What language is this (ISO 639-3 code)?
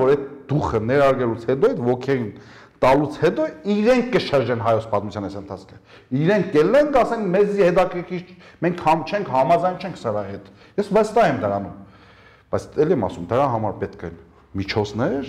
tur